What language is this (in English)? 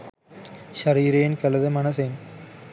Sinhala